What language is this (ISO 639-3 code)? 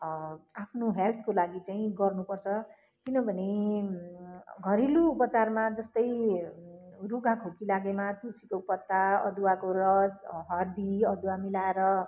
nep